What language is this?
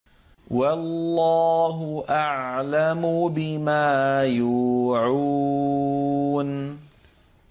Arabic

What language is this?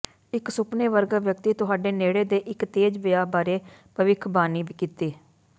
Punjabi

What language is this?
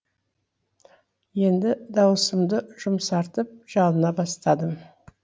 Kazakh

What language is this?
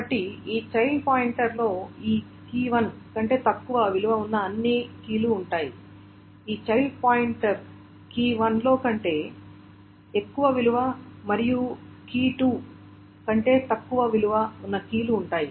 Telugu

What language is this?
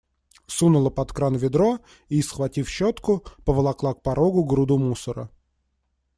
Russian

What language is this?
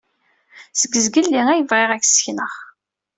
Kabyle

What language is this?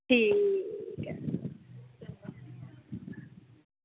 Dogri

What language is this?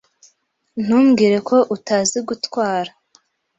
Kinyarwanda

